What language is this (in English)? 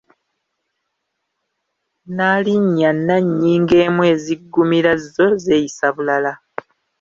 Ganda